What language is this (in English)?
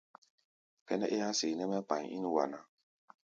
Gbaya